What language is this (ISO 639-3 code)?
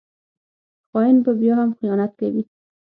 pus